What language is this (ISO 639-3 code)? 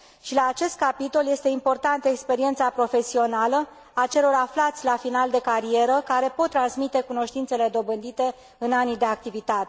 ron